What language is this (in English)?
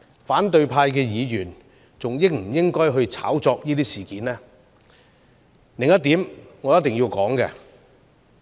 Cantonese